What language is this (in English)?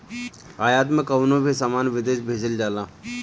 Bhojpuri